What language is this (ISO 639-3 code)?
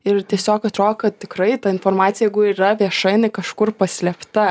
lit